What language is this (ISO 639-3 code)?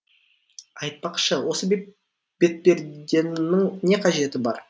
kaz